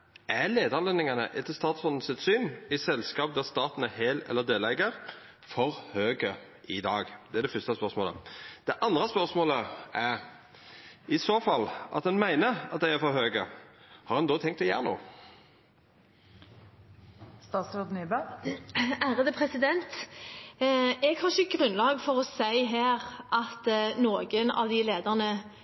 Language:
Norwegian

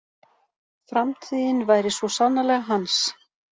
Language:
Icelandic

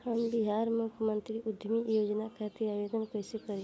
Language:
Bhojpuri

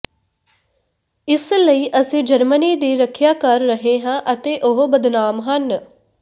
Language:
Punjabi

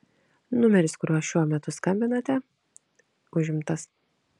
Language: Lithuanian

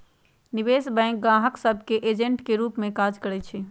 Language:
Magahi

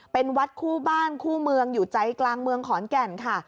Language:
Thai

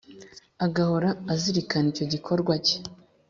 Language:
Kinyarwanda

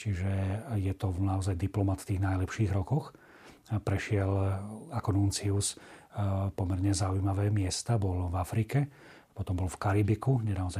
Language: Slovak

